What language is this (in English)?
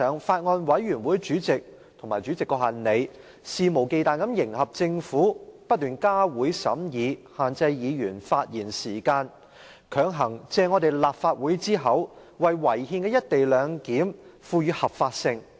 Cantonese